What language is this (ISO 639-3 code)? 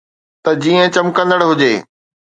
snd